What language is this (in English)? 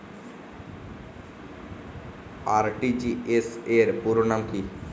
Bangla